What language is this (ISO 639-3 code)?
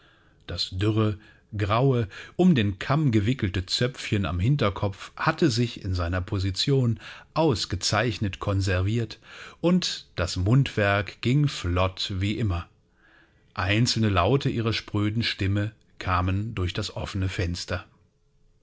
deu